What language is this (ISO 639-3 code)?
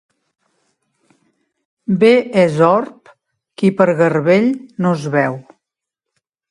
cat